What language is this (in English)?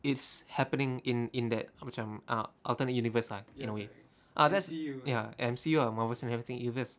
English